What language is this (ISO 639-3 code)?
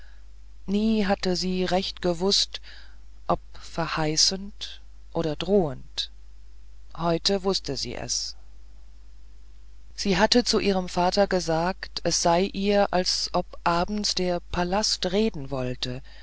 deu